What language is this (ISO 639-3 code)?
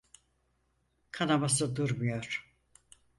tur